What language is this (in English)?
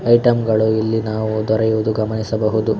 Kannada